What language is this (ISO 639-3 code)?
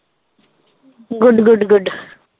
pan